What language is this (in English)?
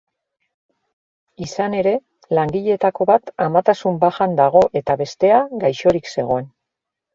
Basque